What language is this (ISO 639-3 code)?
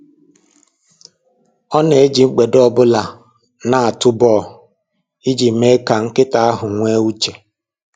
ibo